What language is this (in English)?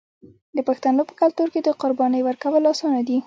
Pashto